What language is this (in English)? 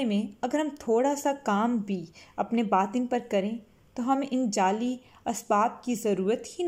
Urdu